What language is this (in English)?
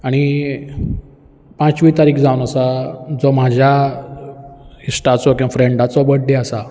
Konkani